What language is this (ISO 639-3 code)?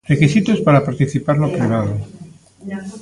glg